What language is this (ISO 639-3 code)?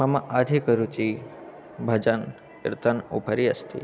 san